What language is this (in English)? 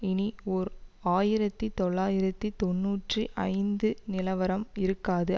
Tamil